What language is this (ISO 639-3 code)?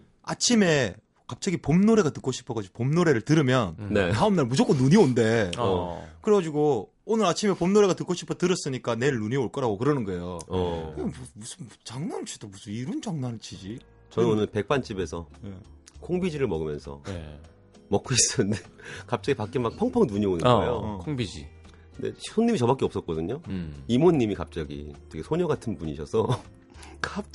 kor